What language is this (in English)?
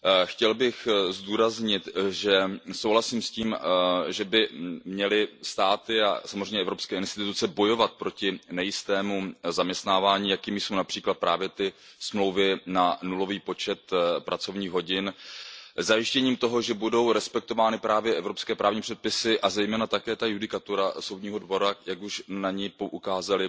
Czech